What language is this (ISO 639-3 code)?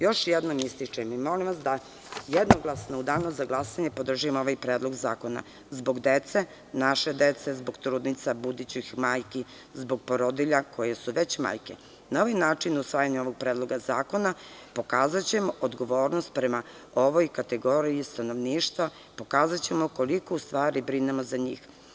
srp